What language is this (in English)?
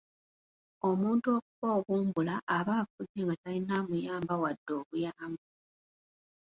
Ganda